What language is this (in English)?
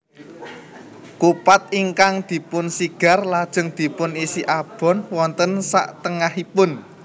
Javanese